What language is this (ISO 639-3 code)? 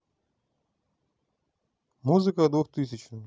rus